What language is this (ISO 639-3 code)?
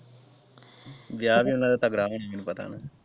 pan